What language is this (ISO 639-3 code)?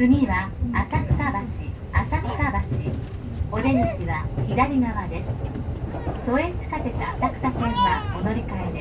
jpn